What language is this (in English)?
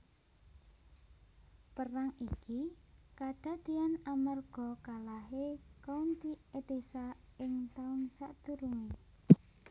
Javanese